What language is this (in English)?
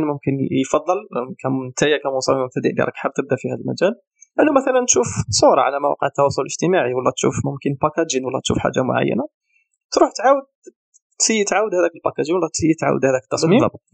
Arabic